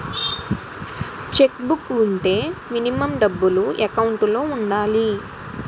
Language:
Telugu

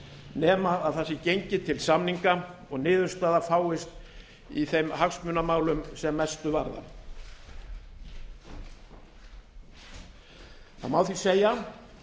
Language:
Icelandic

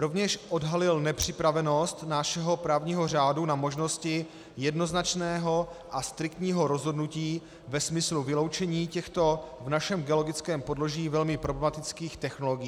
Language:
Czech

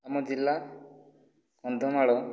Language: Odia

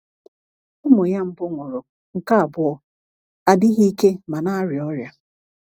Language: Igbo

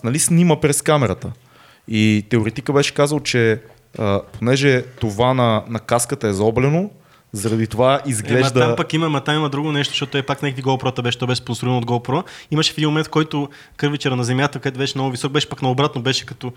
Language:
Bulgarian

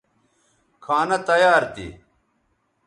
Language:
Bateri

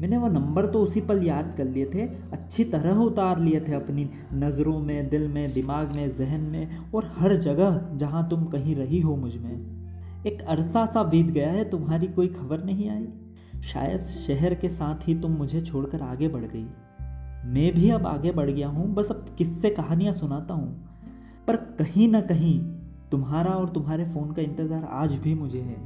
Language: Hindi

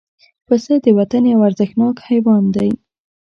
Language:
Pashto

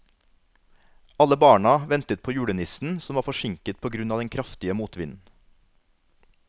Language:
Norwegian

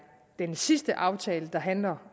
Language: Danish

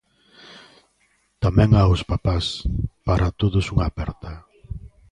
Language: Galician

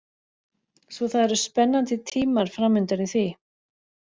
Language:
Icelandic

